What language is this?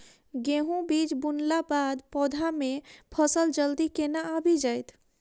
Maithili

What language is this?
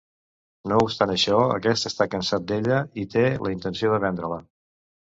Catalan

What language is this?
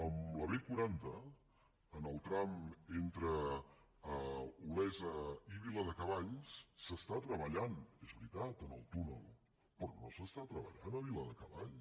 Catalan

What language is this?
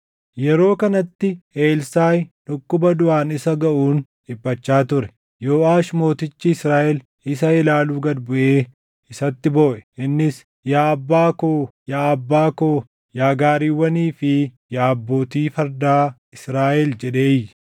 Oromo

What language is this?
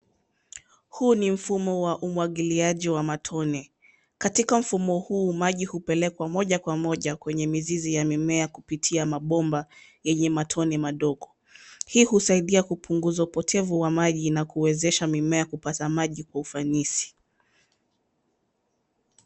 Swahili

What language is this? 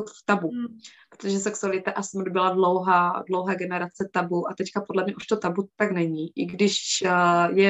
Czech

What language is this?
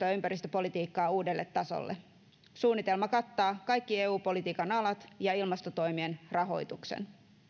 Finnish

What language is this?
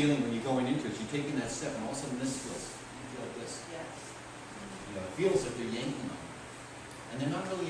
English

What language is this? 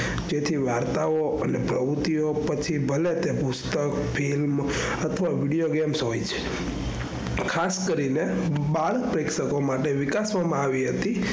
Gujarati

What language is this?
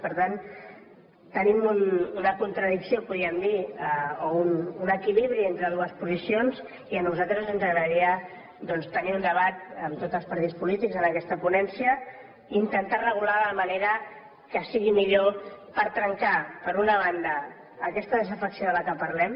Catalan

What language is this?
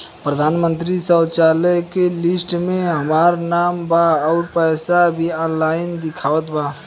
Bhojpuri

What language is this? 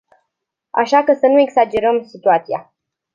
Romanian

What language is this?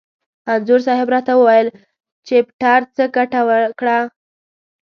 Pashto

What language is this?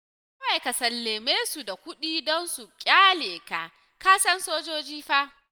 Hausa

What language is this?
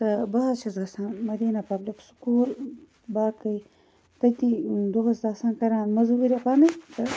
Kashmiri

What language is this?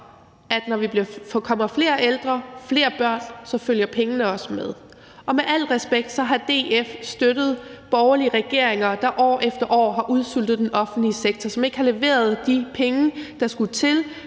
Danish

